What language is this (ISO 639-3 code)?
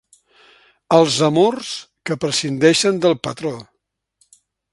cat